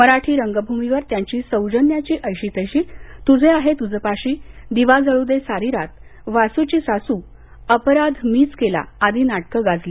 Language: Marathi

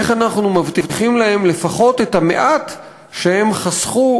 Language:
Hebrew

